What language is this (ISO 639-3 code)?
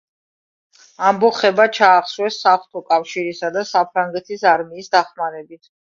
kat